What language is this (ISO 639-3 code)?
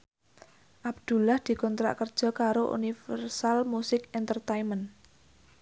jav